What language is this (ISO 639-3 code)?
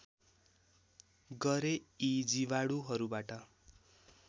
nep